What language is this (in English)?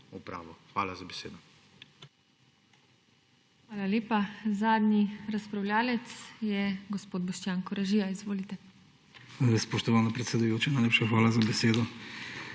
Slovenian